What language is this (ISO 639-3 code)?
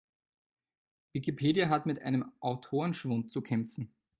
deu